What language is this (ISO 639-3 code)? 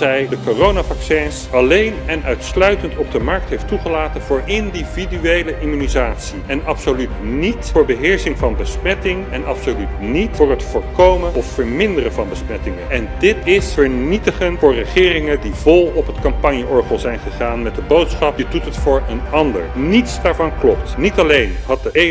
nld